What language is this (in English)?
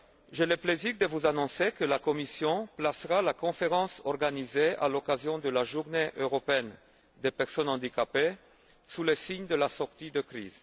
French